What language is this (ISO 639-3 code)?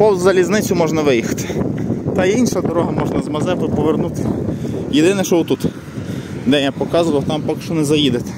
ukr